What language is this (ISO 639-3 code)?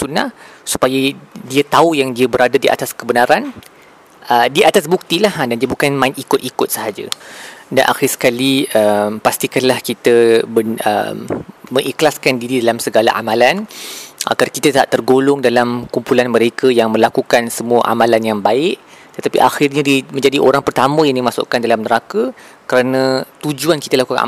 msa